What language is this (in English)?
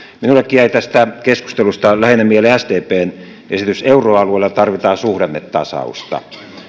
Finnish